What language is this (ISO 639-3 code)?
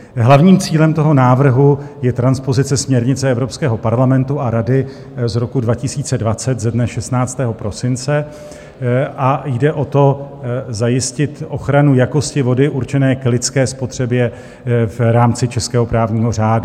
ces